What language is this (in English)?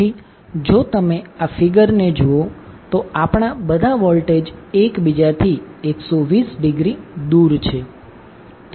Gujarati